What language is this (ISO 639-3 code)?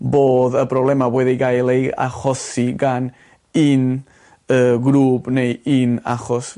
cym